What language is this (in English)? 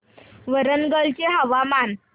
Marathi